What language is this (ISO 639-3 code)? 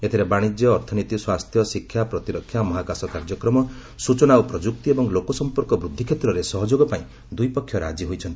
ori